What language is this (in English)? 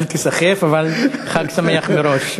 Hebrew